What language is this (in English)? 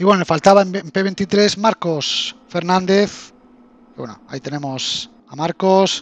Spanish